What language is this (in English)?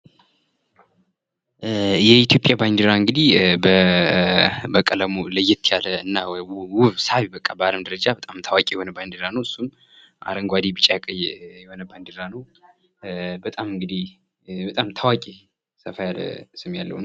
Amharic